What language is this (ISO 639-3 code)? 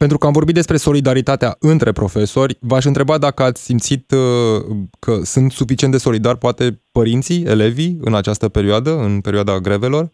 ron